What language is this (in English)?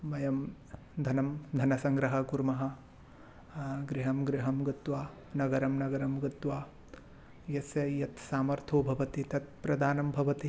Sanskrit